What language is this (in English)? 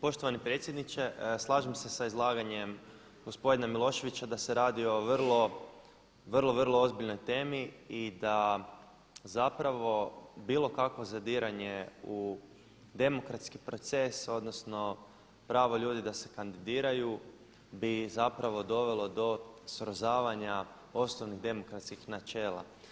Croatian